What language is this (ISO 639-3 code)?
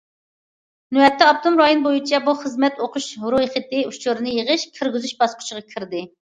uig